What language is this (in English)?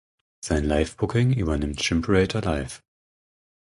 German